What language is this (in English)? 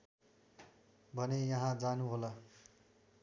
Nepali